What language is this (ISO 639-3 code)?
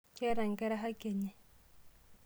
mas